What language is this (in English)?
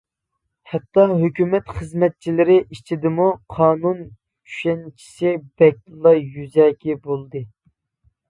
Uyghur